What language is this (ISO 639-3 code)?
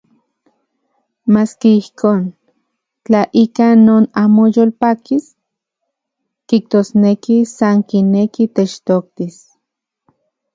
ncx